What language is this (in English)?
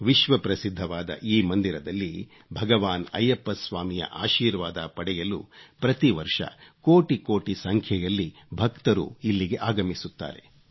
Kannada